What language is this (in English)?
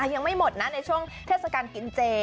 Thai